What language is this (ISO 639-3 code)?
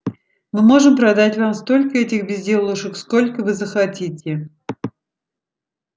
rus